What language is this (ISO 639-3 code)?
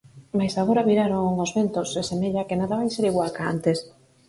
glg